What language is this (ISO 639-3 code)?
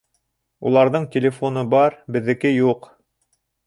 bak